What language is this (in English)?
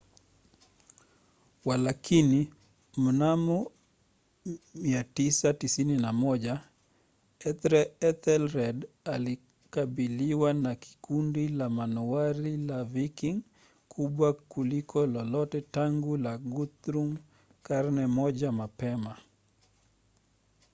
Swahili